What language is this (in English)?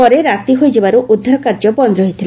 Odia